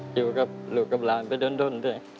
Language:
Thai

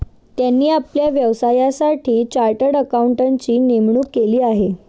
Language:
Marathi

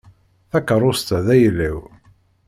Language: Kabyle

